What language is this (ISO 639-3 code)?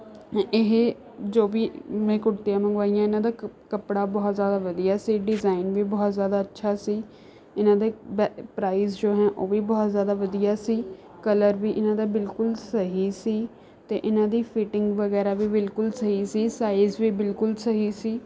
pan